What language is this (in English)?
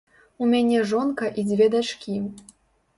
Belarusian